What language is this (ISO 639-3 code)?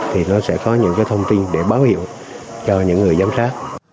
vie